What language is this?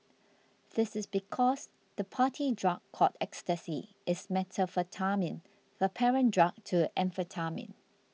English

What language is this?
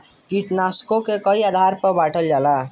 Bhojpuri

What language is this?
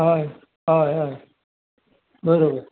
Konkani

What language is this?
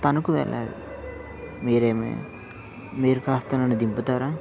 Telugu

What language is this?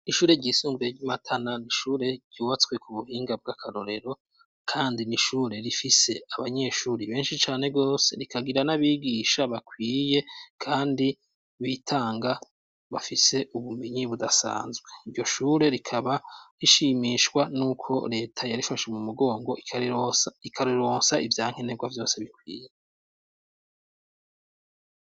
Rundi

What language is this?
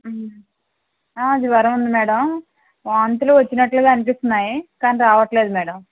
Telugu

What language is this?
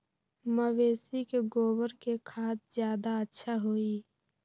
Magahi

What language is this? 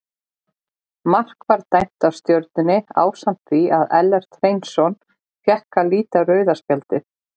Icelandic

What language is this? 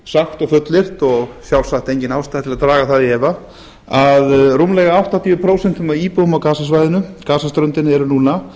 Icelandic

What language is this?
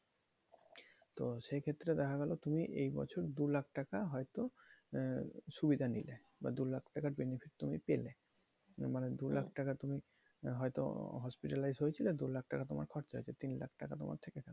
Bangla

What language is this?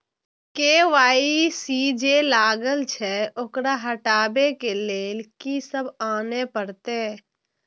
Maithili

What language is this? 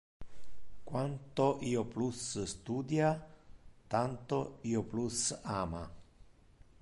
Interlingua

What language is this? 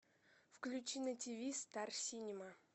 Russian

